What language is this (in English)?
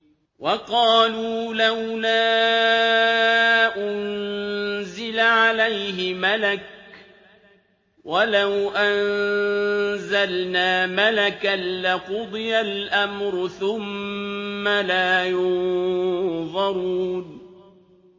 Arabic